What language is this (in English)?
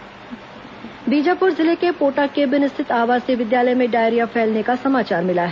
Hindi